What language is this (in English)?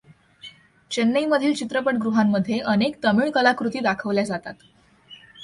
Marathi